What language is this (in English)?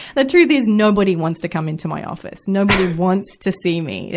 English